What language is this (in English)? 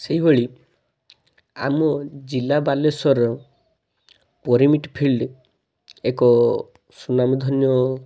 Odia